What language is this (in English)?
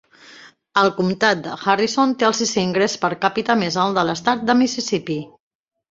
Catalan